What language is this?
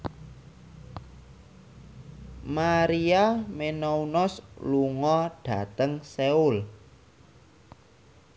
Javanese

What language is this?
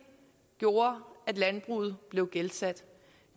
Danish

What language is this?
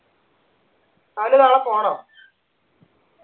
Malayalam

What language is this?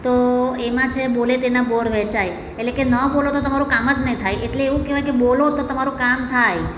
Gujarati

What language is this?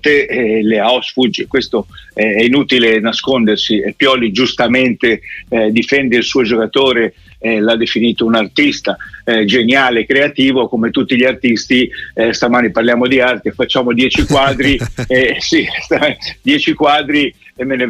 Italian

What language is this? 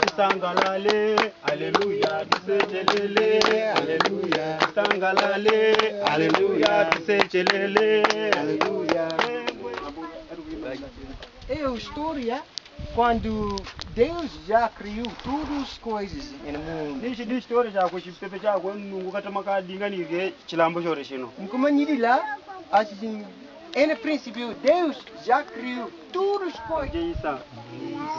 Romanian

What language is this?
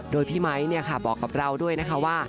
Thai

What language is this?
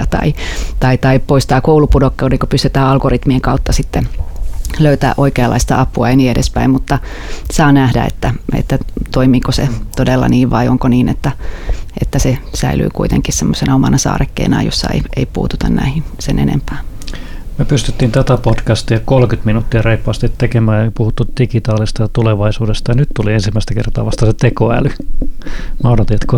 Finnish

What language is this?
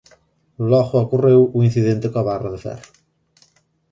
Galician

